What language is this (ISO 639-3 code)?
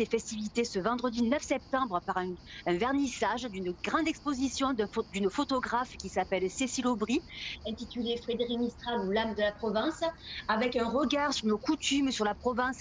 fra